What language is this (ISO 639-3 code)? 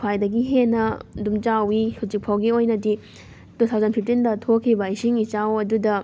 mni